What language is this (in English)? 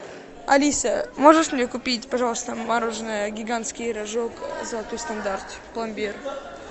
Russian